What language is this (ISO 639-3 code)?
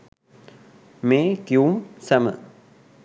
sin